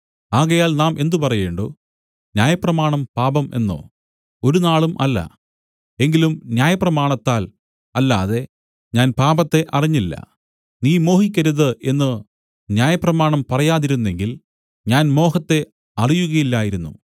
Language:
Malayalam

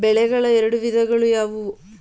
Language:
Kannada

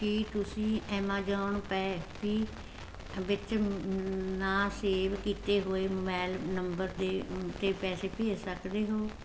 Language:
Punjabi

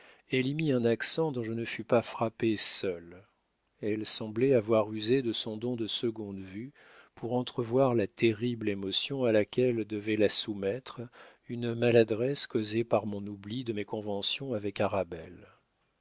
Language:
French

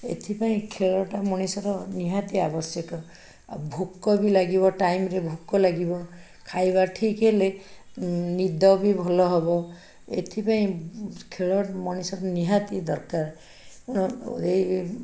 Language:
Odia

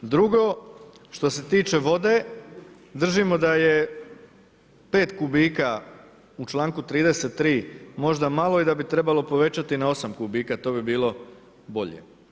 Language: Croatian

